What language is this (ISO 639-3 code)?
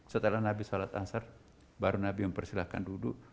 ind